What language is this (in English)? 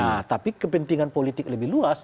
Indonesian